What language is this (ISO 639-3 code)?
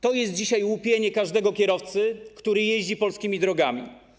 pol